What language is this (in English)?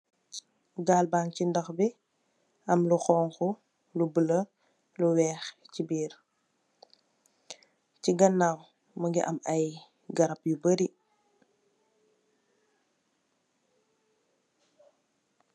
Wolof